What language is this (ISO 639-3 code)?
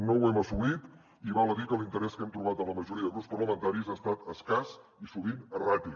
cat